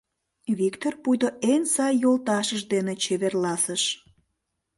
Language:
Mari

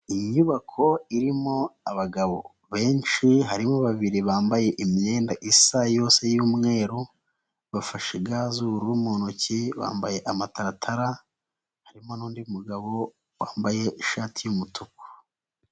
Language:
Kinyarwanda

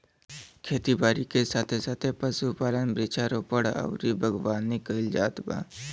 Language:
Bhojpuri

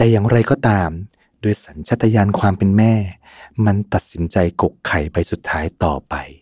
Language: Thai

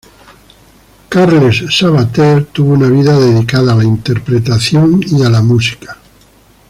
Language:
Spanish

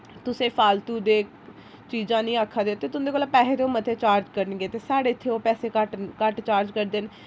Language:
Dogri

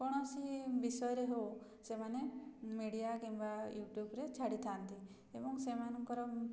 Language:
Odia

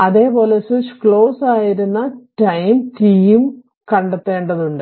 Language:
Malayalam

